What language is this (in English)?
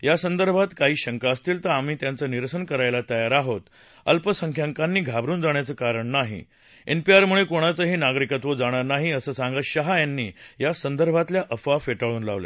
Marathi